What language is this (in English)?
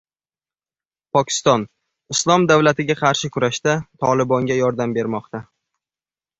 Uzbek